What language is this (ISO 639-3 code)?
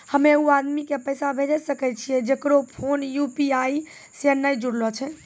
mai